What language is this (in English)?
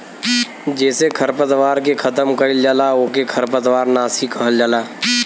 Bhojpuri